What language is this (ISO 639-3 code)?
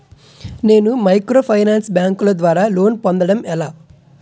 tel